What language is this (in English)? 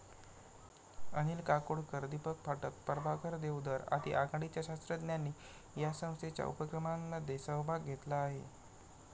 Marathi